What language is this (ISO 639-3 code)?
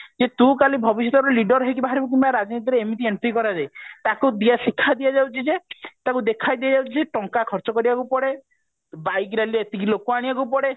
ori